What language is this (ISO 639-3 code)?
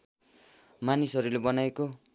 nep